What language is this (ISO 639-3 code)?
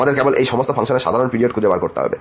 ben